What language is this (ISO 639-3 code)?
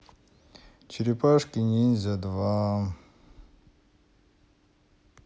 rus